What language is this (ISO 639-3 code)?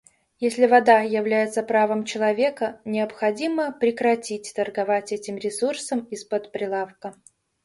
rus